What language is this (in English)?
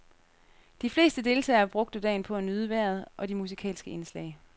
Danish